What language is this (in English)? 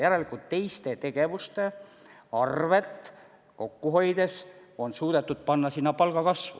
Estonian